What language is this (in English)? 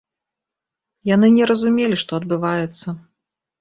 Belarusian